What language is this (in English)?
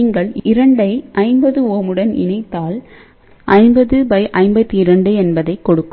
Tamil